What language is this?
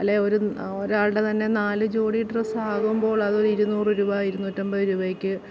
Malayalam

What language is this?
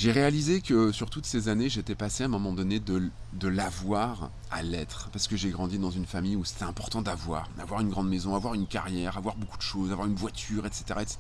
French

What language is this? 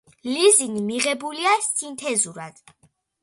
Georgian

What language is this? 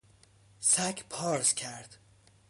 Persian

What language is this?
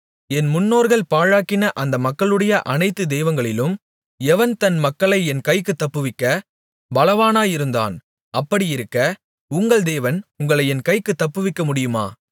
Tamil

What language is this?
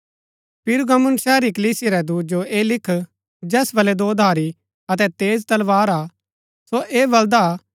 Gaddi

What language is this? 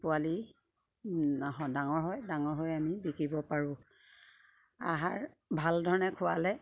Assamese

